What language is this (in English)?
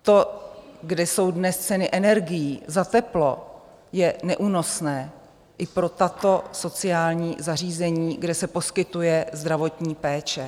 Czech